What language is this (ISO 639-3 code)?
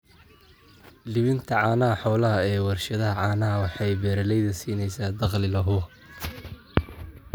som